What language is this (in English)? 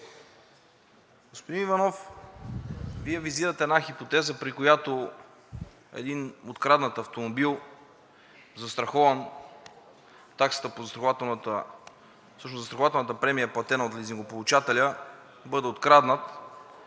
Bulgarian